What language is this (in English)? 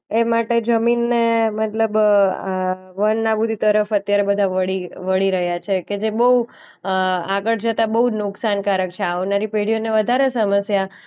Gujarati